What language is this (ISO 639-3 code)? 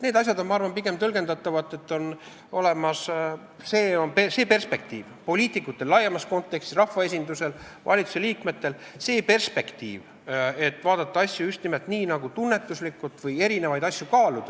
est